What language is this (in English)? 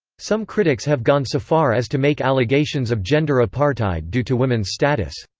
English